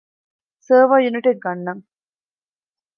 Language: Divehi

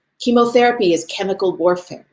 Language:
English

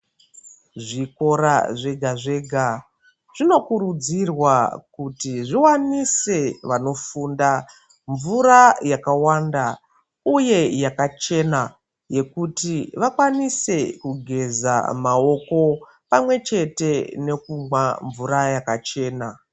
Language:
Ndau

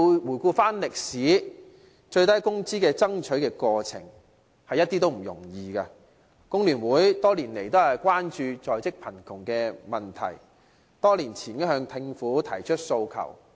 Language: Cantonese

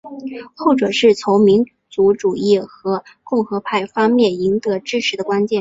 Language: Chinese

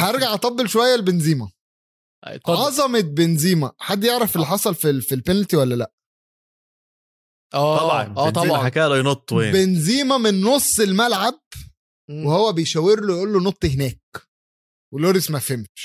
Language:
Arabic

